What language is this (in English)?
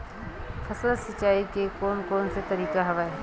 Chhattisgarhi